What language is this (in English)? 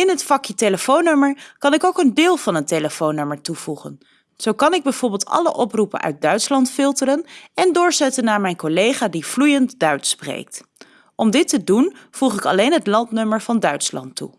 Dutch